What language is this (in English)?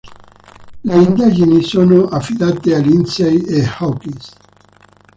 Italian